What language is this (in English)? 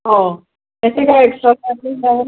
Marathi